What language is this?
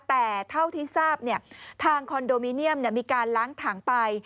Thai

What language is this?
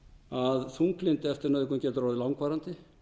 Icelandic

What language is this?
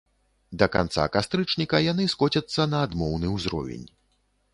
Belarusian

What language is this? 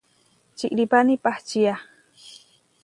Huarijio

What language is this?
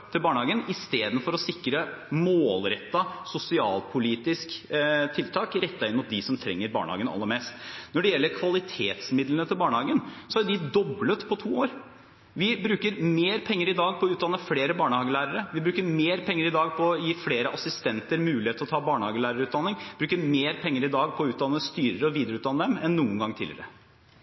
Norwegian Bokmål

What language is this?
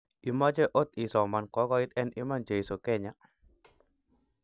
Kalenjin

